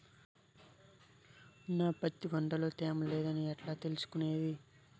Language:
Telugu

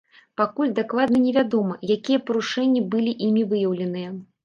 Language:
Belarusian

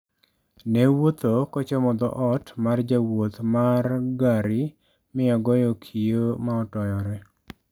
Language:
Luo (Kenya and Tanzania)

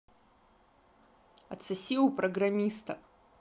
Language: Russian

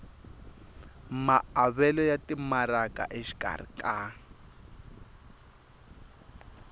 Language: Tsonga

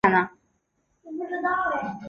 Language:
Chinese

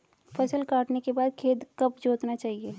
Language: Hindi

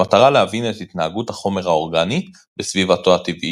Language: Hebrew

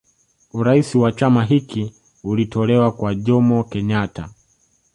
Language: Swahili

